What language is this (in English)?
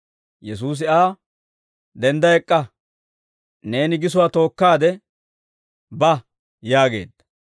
Dawro